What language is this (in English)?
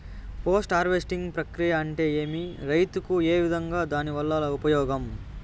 Telugu